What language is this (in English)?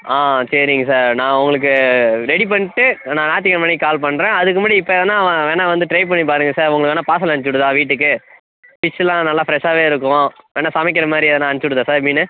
Tamil